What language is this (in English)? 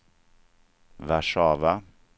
Swedish